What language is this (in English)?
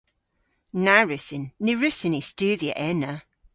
Cornish